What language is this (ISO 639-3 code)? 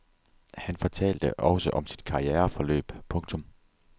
dan